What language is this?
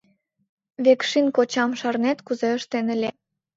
Mari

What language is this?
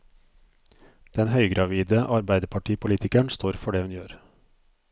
Norwegian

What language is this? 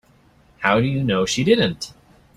English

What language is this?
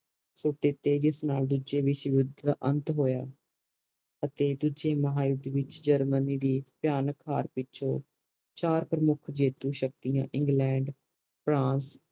Punjabi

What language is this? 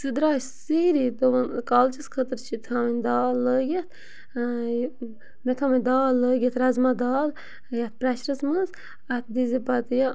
Kashmiri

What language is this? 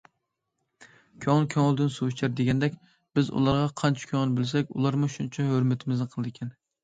Uyghur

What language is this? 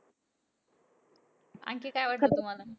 Marathi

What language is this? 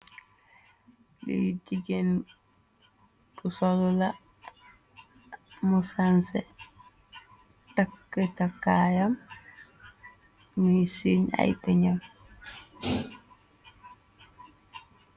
Wolof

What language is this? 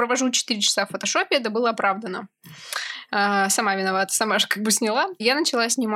Russian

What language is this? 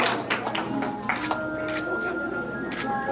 Vietnamese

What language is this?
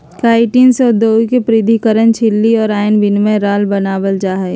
Magahi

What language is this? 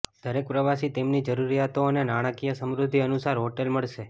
Gujarati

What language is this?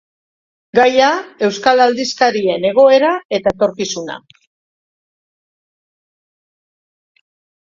Basque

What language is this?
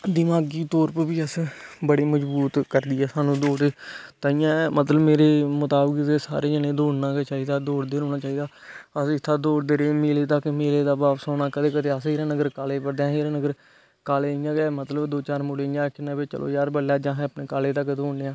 Dogri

